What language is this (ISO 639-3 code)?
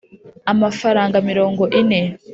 kin